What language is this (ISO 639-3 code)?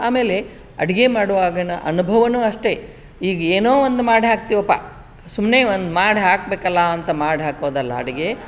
kan